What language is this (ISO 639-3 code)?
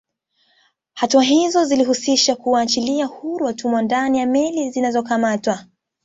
swa